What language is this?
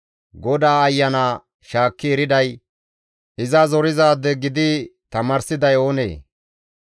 Gamo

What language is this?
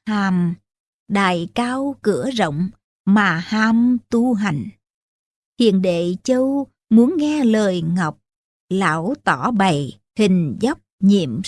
Vietnamese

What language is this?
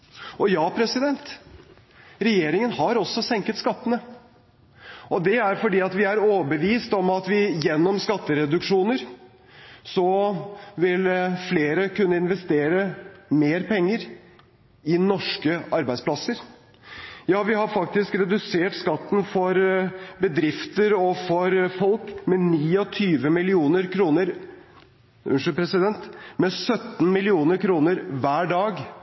Norwegian Bokmål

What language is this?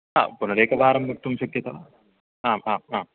Sanskrit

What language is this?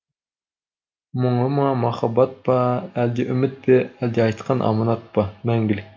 Kazakh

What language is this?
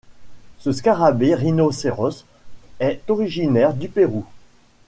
French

